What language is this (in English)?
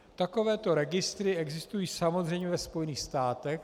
Czech